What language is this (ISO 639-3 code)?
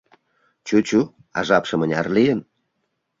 chm